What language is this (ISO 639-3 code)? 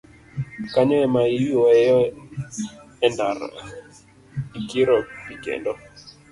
luo